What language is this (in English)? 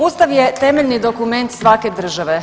Croatian